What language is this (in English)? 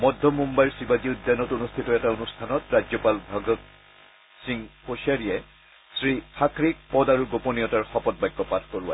Assamese